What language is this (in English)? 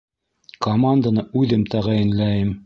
Bashkir